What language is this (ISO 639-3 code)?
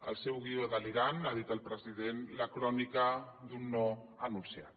cat